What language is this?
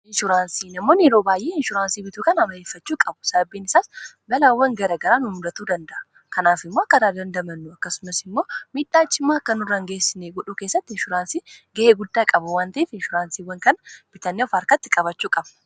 Oromo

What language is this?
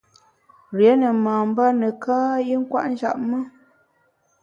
Bamun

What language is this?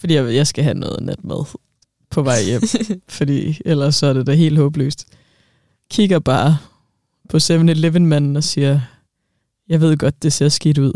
Danish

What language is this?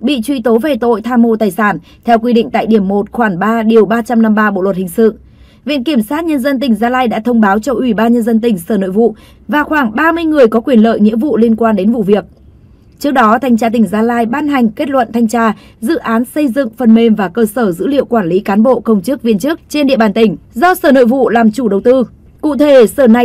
Vietnamese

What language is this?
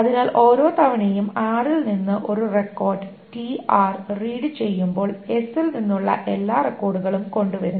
Malayalam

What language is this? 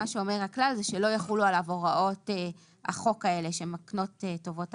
Hebrew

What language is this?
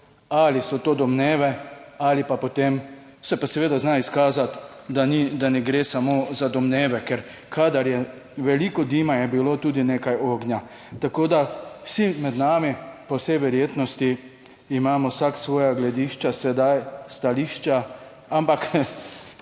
Slovenian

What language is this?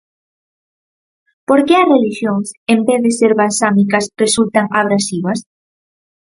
Galician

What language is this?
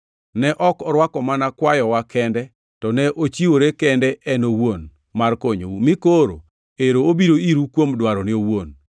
Luo (Kenya and Tanzania)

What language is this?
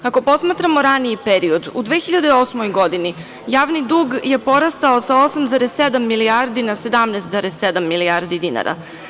Serbian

